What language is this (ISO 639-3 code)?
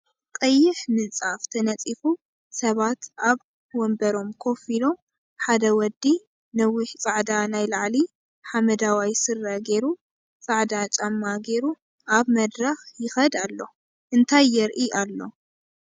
tir